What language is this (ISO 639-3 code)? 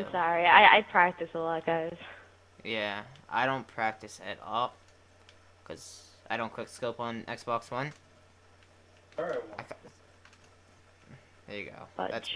eng